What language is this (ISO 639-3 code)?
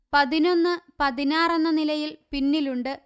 mal